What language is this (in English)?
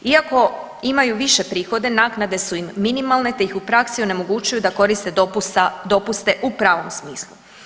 Croatian